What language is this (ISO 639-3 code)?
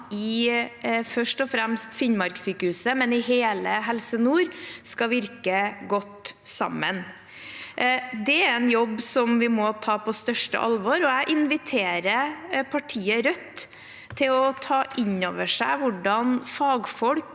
nor